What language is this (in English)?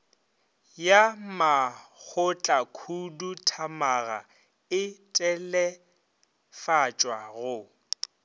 Northern Sotho